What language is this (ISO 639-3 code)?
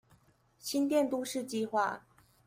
zho